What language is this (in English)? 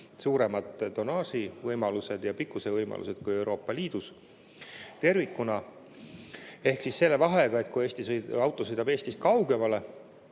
Estonian